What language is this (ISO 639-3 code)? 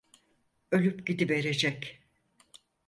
tur